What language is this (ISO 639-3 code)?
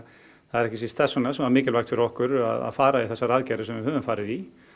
isl